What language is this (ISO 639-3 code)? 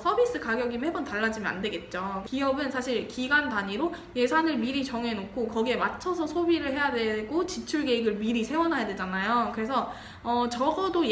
kor